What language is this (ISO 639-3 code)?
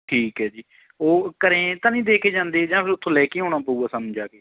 pan